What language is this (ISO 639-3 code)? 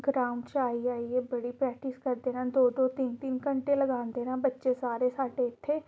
doi